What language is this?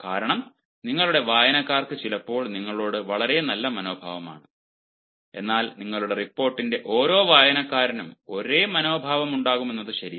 Malayalam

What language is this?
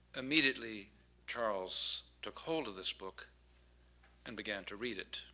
English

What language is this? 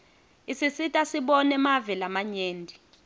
Swati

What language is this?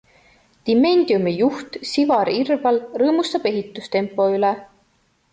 Estonian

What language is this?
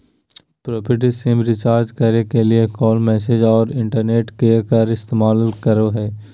Magahi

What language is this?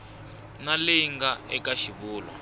Tsonga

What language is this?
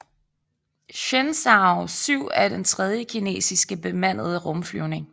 Danish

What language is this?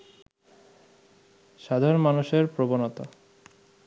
Bangla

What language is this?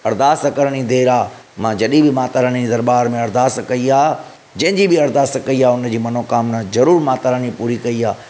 Sindhi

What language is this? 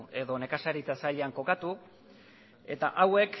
Basque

